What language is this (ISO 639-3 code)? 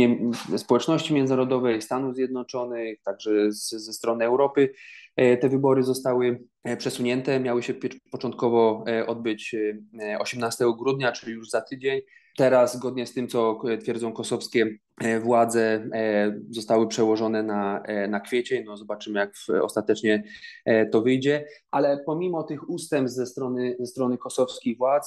pol